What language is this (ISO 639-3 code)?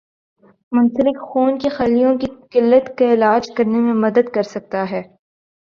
urd